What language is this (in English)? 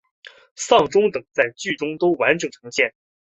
Chinese